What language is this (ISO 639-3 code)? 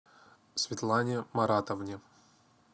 rus